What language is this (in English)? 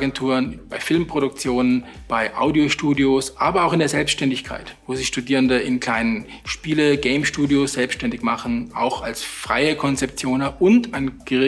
German